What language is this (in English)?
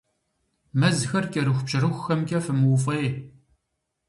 Kabardian